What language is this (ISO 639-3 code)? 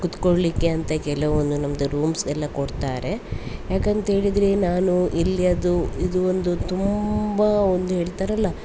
kan